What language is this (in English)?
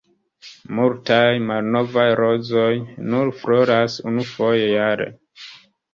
Esperanto